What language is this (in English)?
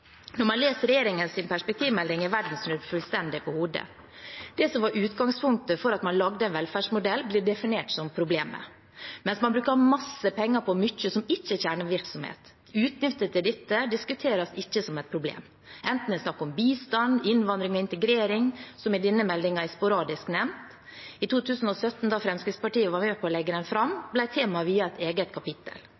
Norwegian Bokmål